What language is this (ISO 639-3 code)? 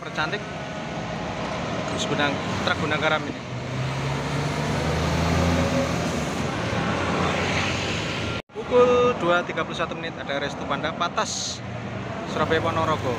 ind